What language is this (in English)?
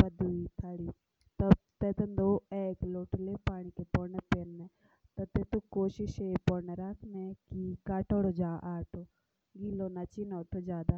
Jaunsari